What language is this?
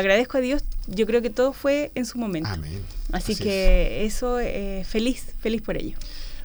Spanish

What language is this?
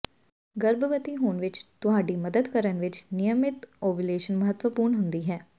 Punjabi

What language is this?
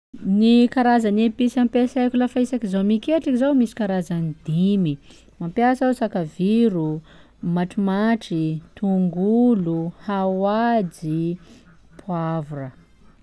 Sakalava Malagasy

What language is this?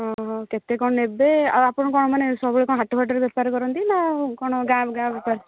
Odia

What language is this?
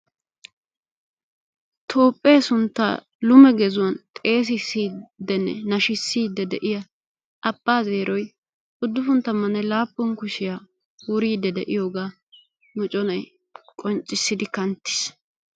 Wolaytta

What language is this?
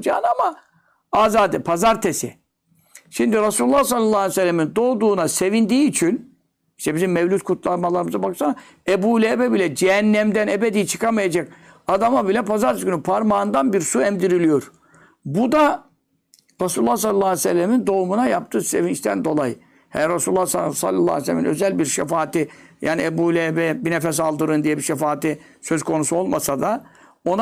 Turkish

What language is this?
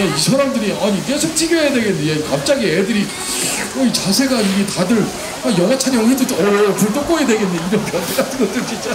Korean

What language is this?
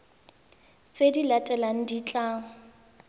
Tswana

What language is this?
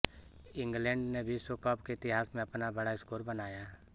Hindi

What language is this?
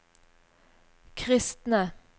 Norwegian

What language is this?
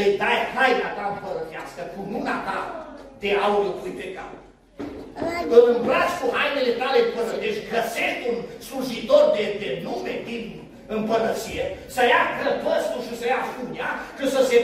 Romanian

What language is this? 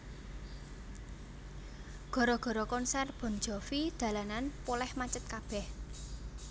Javanese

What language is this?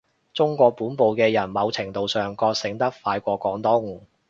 Cantonese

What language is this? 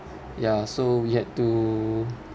English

